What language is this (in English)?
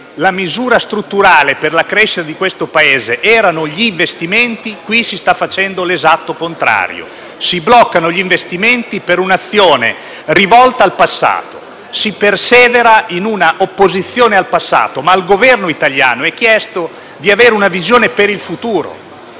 Italian